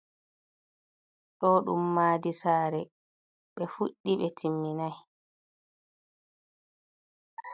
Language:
Fula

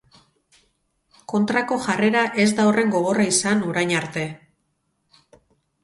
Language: Basque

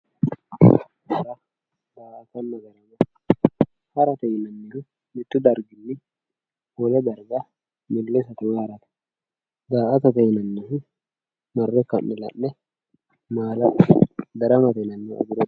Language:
Sidamo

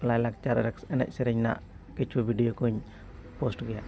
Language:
Santali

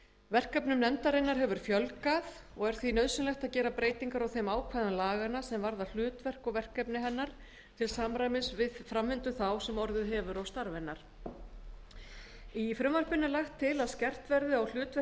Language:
Icelandic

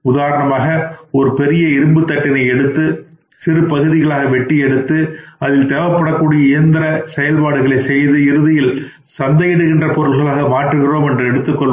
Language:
Tamil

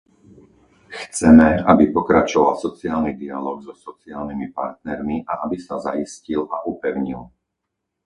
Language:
Slovak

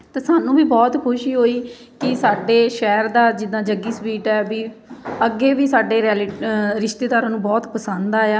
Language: Punjabi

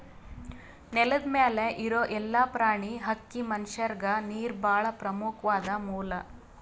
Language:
Kannada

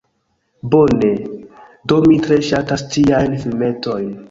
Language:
Esperanto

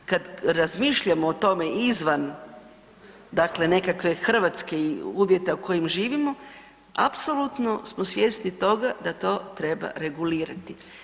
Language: Croatian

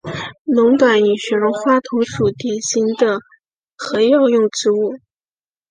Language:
Chinese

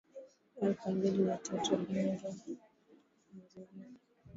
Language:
Swahili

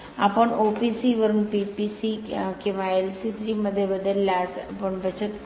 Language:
Marathi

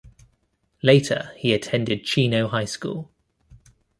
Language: English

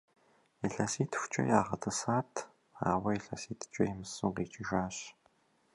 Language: Kabardian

